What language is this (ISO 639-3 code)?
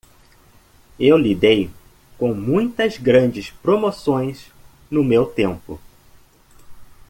por